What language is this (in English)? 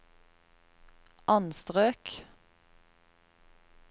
Norwegian